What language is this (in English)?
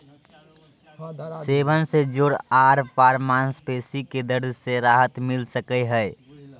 Magahi